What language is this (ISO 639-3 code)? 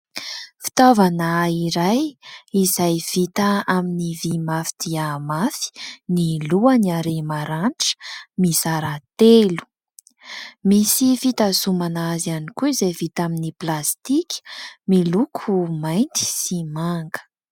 mlg